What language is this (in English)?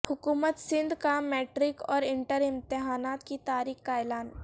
Urdu